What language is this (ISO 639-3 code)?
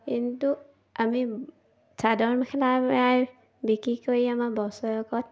asm